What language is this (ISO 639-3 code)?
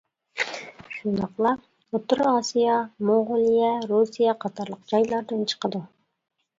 uig